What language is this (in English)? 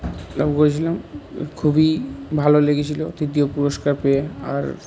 Bangla